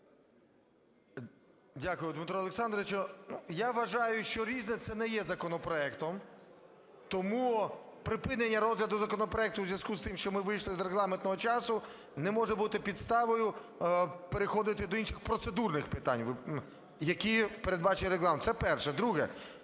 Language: Ukrainian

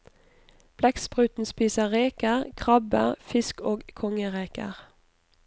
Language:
Norwegian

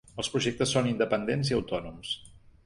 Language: Catalan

